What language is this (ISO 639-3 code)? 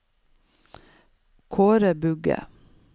nor